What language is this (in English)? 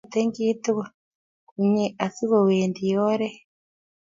Kalenjin